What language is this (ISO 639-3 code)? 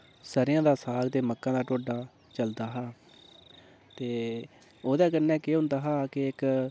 doi